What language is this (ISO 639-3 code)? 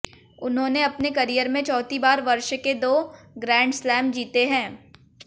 hin